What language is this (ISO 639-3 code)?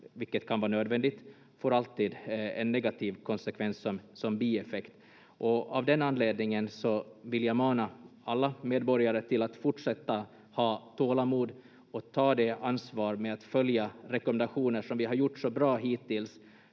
fin